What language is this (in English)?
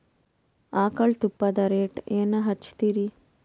Kannada